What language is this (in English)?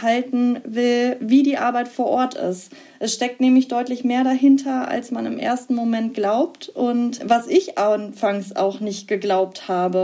German